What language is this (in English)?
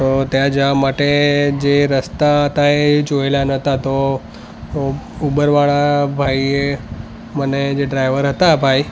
Gujarati